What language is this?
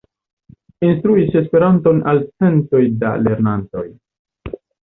Esperanto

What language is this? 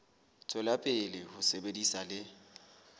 Southern Sotho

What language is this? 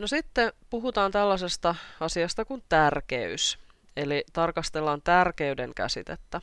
Finnish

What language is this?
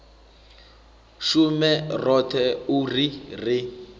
Venda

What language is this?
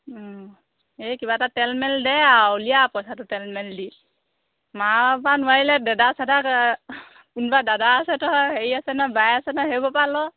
Assamese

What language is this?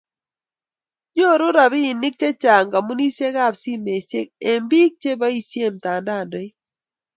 Kalenjin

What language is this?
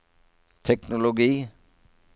Norwegian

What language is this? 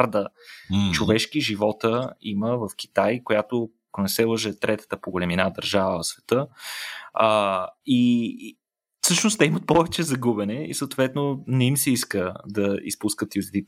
Bulgarian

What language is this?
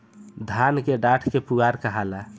Bhojpuri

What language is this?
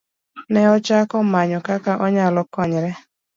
Luo (Kenya and Tanzania)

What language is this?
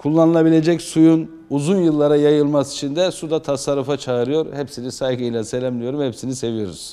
Turkish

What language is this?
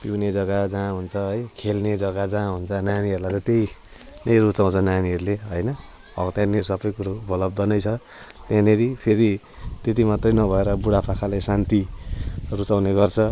Nepali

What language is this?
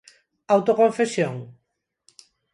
Galician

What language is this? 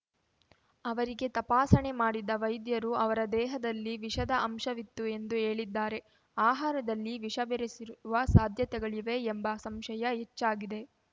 Kannada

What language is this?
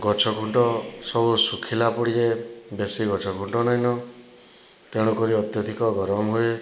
Odia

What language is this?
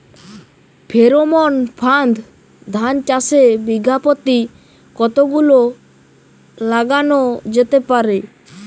Bangla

